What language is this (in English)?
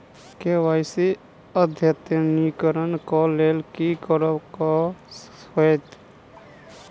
Maithili